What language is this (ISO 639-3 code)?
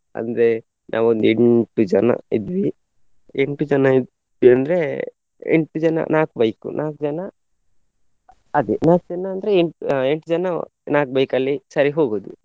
kan